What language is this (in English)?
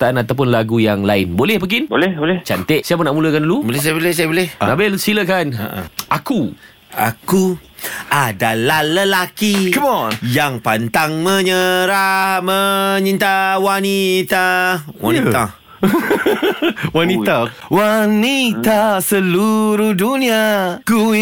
Malay